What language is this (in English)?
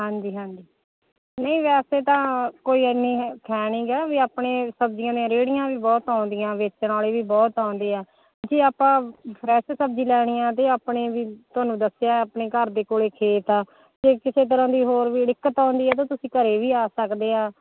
Punjabi